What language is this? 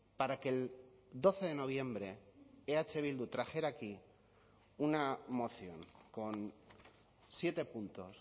Spanish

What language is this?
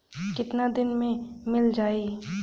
Bhojpuri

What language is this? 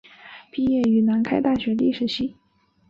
Chinese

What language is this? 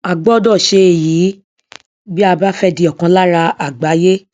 Yoruba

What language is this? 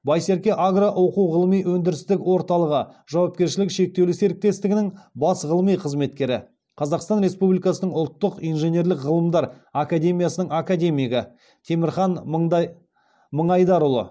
Kazakh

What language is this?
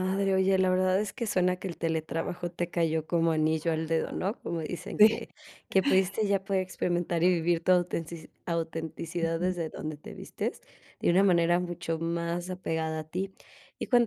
Spanish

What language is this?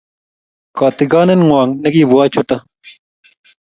Kalenjin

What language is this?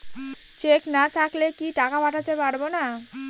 Bangla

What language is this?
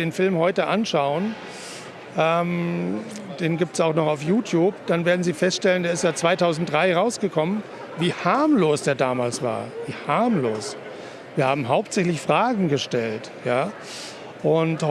German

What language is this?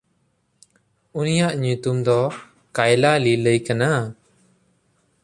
Santali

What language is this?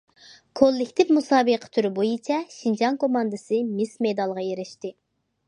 Uyghur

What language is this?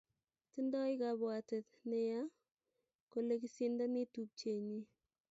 Kalenjin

